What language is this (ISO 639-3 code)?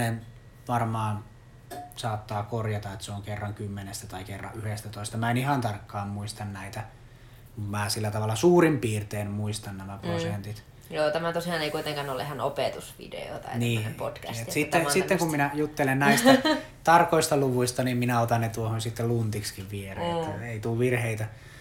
fin